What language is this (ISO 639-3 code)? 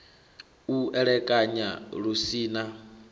ven